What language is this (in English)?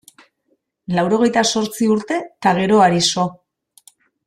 Basque